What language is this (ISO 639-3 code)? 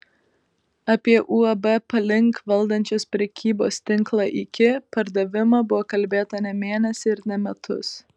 lit